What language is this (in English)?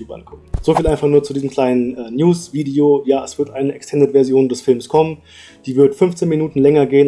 German